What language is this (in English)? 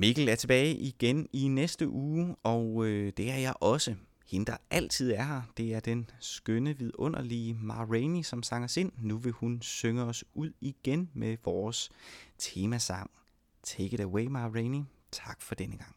Danish